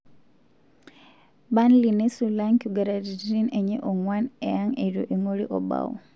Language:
Masai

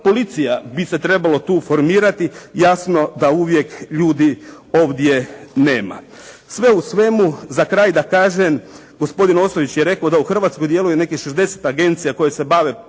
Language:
Croatian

